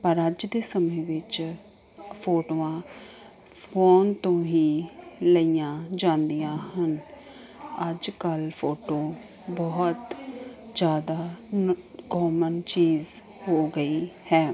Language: Punjabi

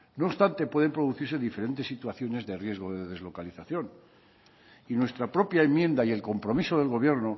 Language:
Spanish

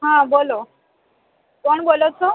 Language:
Gujarati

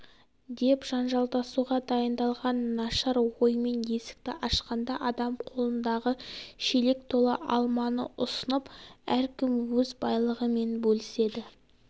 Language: Kazakh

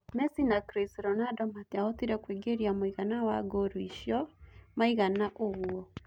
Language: Kikuyu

